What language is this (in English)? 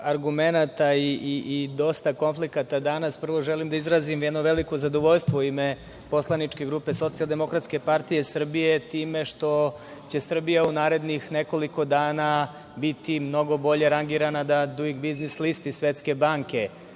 Serbian